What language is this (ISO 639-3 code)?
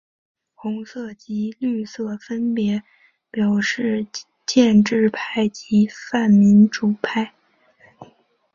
zho